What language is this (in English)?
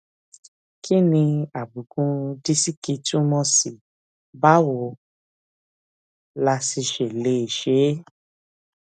Yoruba